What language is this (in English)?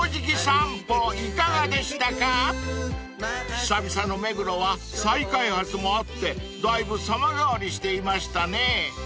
Japanese